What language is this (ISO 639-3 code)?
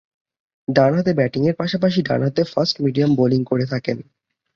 ben